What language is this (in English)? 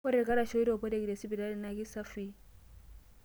Masai